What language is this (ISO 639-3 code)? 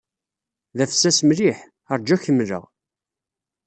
kab